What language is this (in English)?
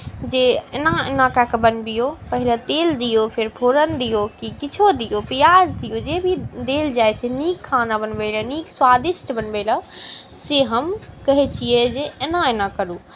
Maithili